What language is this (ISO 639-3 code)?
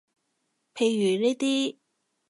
yue